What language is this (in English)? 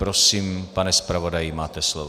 Czech